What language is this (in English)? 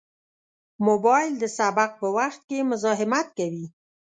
Pashto